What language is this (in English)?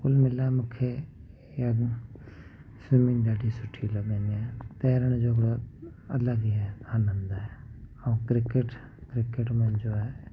Sindhi